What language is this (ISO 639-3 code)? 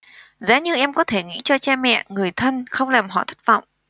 vie